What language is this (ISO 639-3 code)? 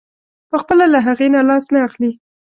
pus